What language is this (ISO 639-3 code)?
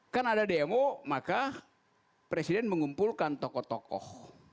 ind